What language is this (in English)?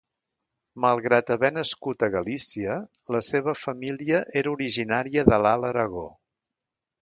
Catalan